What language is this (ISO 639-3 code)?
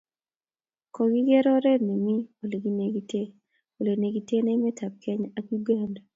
kln